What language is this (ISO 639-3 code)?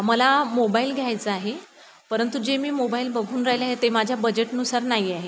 mar